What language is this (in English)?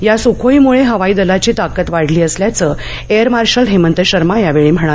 Marathi